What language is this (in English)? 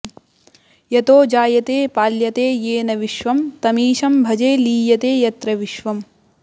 Sanskrit